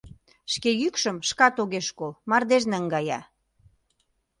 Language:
Mari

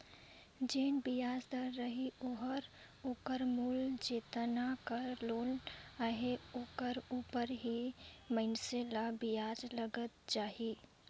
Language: Chhattisgarhi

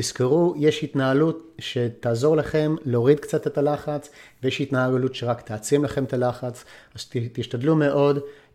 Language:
Hebrew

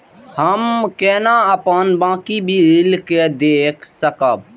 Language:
Maithili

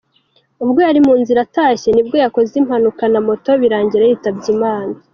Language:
Kinyarwanda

